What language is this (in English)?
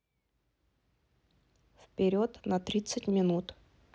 Russian